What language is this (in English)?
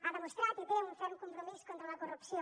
Catalan